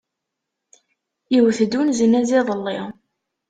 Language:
Kabyle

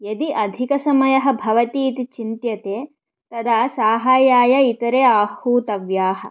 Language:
Sanskrit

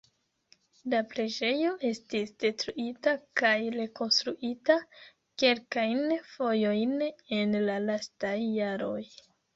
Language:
Esperanto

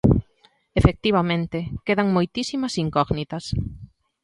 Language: Galician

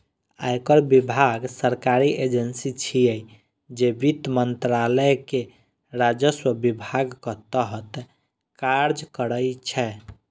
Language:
Maithili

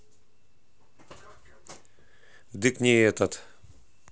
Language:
Russian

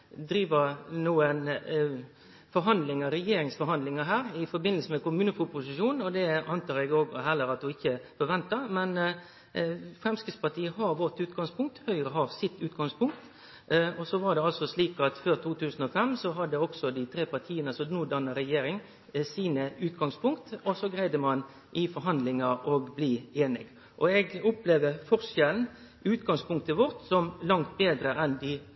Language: Norwegian Nynorsk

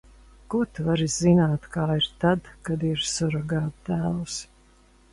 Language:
Latvian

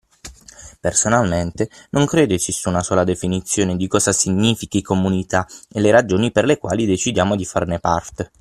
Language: Italian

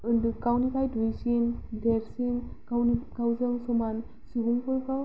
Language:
Bodo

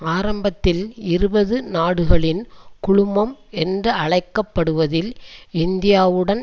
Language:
Tamil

